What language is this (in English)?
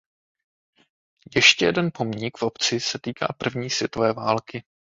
Czech